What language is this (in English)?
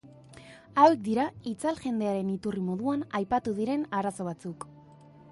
Basque